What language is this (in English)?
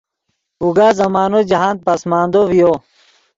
Yidgha